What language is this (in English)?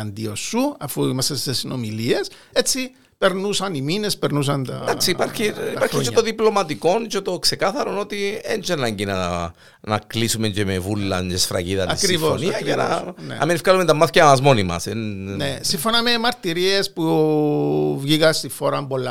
Greek